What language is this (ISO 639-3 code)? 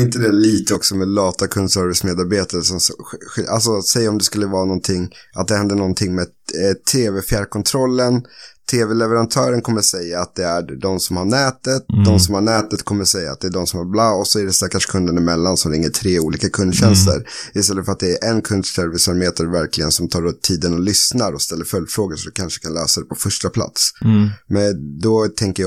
swe